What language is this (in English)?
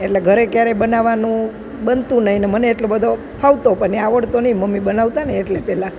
Gujarati